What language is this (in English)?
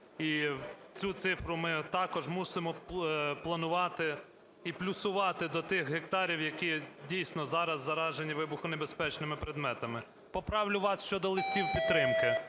Ukrainian